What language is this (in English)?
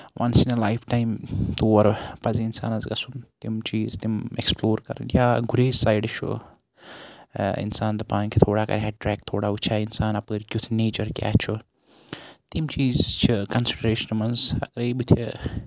Kashmiri